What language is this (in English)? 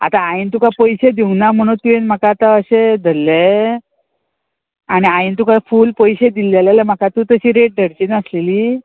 Konkani